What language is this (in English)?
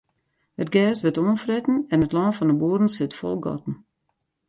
Western Frisian